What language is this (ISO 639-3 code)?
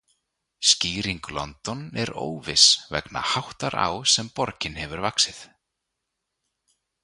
isl